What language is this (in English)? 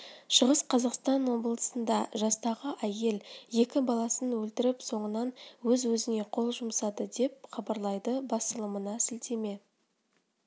Kazakh